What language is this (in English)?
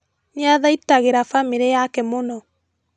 Kikuyu